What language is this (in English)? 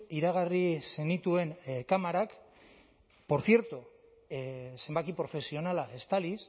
Basque